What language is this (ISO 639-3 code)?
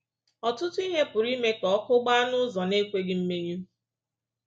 ibo